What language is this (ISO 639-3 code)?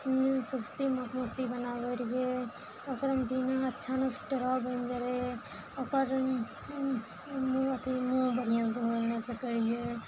mai